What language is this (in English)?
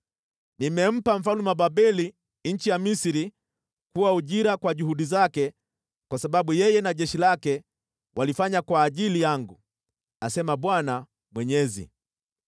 Swahili